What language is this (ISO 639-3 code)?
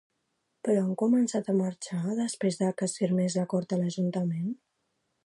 cat